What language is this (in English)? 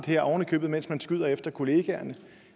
Danish